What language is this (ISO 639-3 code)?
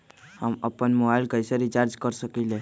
mag